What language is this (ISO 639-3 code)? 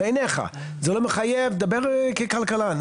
heb